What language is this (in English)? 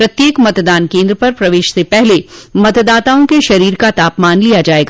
Hindi